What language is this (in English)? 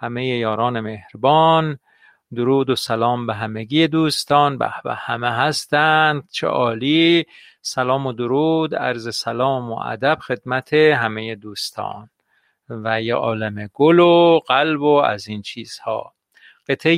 Persian